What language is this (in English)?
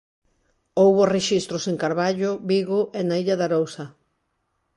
Galician